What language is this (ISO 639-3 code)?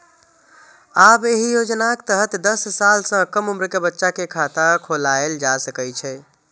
mai